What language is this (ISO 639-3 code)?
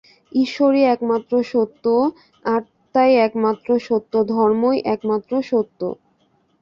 ben